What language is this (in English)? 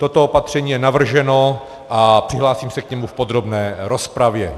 Czech